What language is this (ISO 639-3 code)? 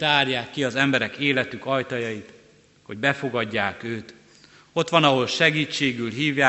hun